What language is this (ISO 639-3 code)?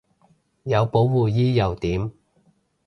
yue